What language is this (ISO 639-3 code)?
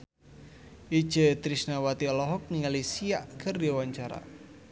sun